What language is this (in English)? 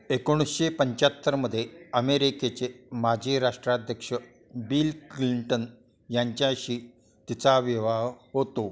Marathi